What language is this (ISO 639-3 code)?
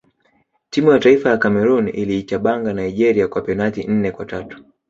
swa